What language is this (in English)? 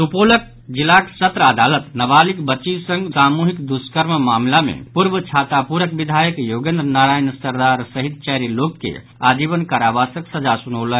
Maithili